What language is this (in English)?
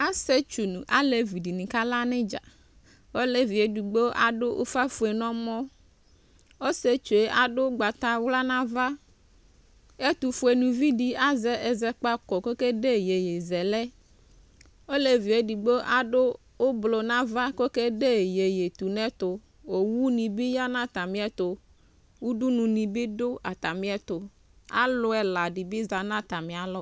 Ikposo